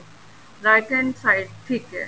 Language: Punjabi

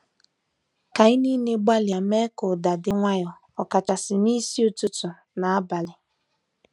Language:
Igbo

